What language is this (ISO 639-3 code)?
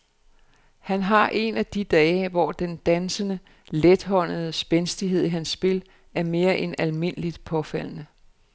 dan